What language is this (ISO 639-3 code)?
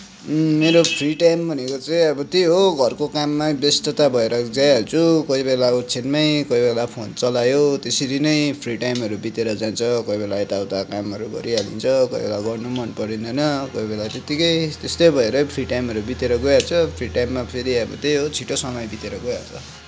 nep